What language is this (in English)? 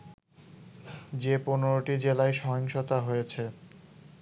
Bangla